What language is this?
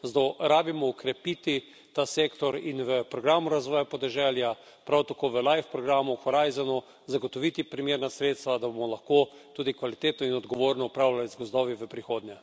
Slovenian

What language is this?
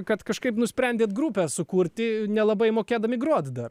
Lithuanian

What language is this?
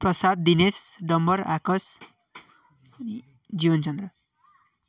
Nepali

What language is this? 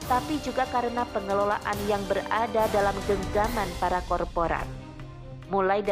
Indonesian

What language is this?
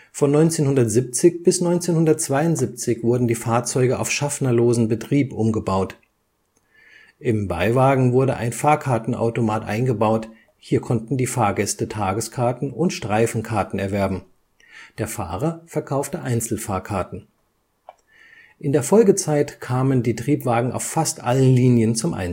German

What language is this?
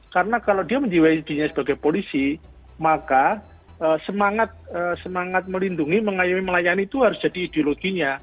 Indonesian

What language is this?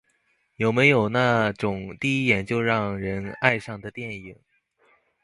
Chinese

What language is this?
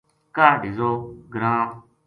Gujari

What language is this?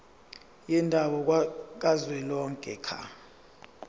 Zulu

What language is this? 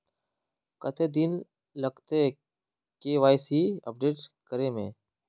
Magahi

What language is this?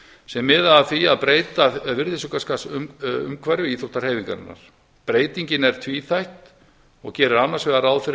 Icelandic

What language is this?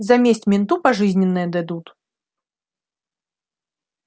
Russian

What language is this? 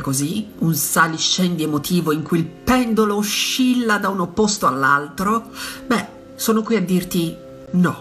Italian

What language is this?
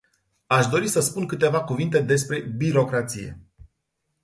Romanian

